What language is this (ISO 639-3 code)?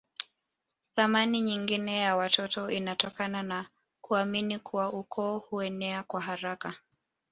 swa